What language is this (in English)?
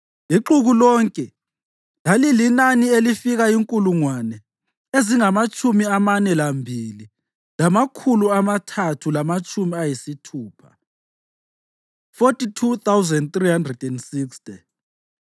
North Ndebele